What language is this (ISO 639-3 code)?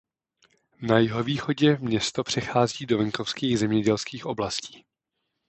ces